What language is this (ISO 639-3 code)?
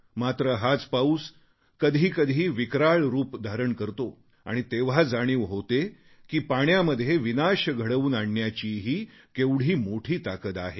mar